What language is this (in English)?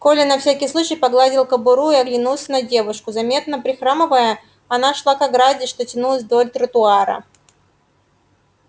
Russian